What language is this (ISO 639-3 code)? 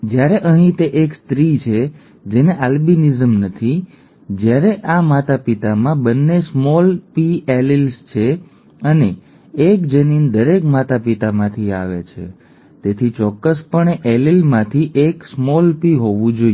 guj